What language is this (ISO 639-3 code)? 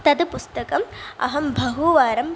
san